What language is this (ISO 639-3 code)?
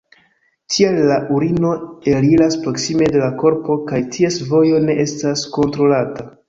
epo